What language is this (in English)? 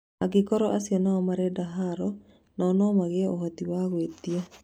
Kikuyu